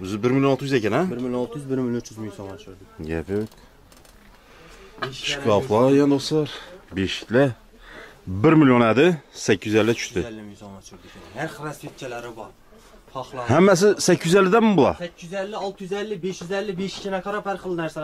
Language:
Turkish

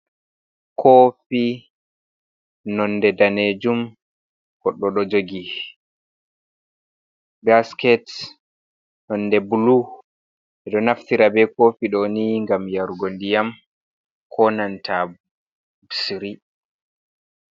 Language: Fula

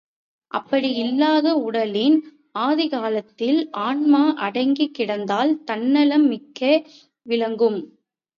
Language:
Tamil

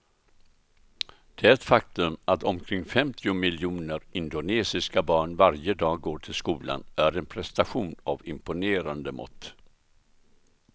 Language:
Swedish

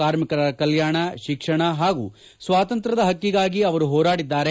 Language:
Kannada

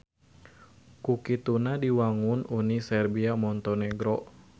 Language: Sundanese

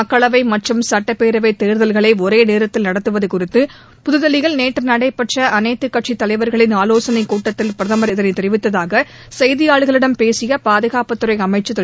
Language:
Tamil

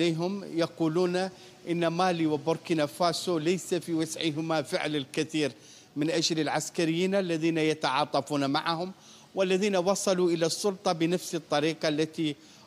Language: Arabic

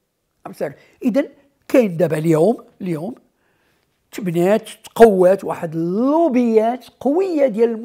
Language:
Arabic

